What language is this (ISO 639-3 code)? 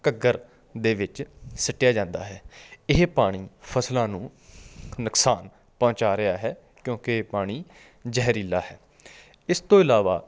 pan